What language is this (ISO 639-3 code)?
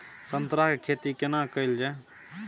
mai